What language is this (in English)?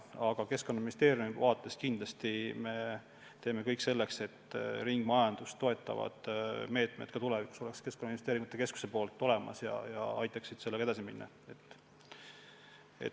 Estonian